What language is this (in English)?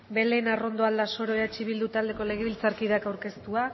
Basque